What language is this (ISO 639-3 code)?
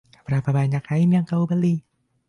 ind